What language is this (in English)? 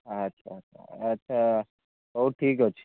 Odia